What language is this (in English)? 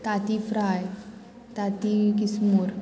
Konkani